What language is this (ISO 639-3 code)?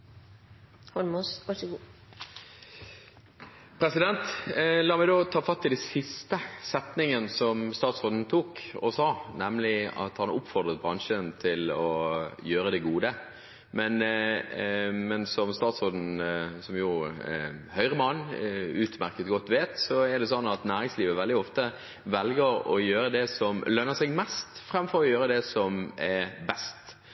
nob